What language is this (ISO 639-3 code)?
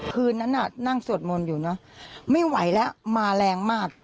tha